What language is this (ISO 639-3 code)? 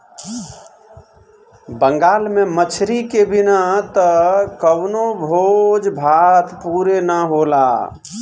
bho